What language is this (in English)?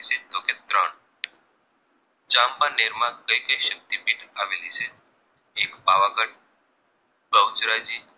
Gujarati